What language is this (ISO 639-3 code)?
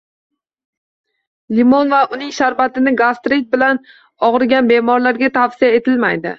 uzb